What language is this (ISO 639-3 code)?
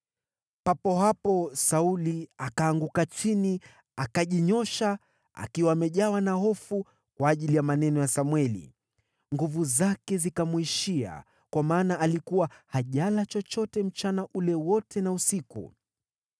swa